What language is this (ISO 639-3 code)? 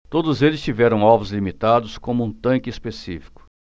por